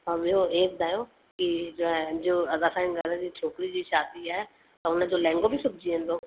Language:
Sindhi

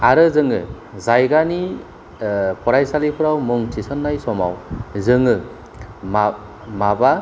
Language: Bodo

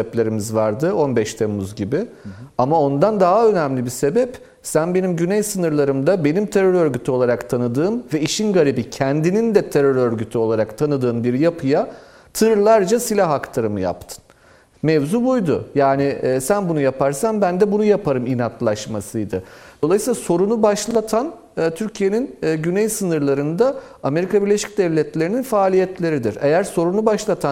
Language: Turkish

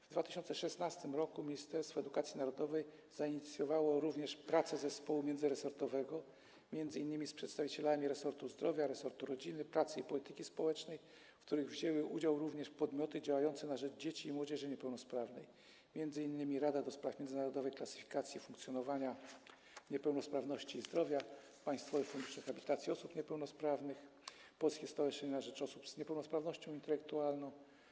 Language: Polish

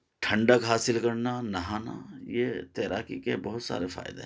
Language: Urdu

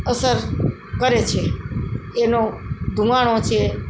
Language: Gujarati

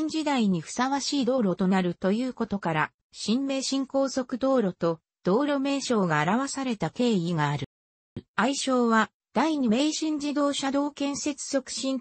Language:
Japanese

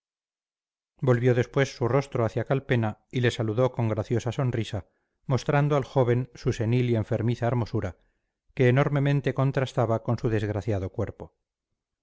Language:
Spanish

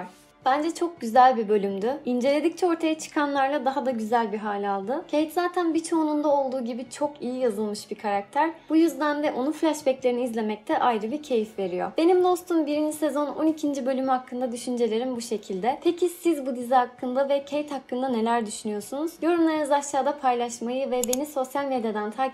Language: Turkish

